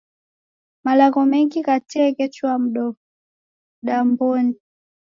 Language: Taita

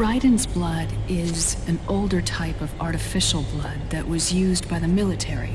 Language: English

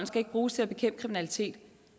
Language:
Danish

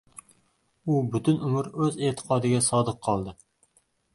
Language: Uzbek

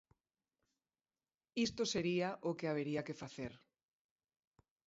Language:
Galician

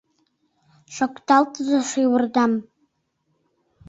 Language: Mari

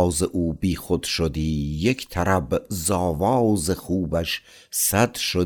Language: Persian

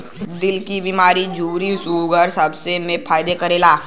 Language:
Bhojpuri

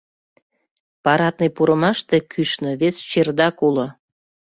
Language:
Mari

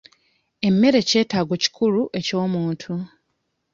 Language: Ganda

